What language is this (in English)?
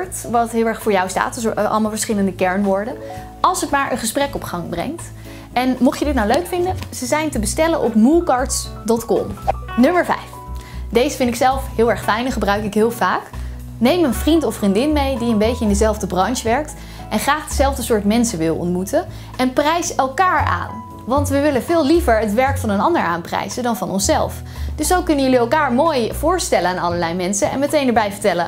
Dutch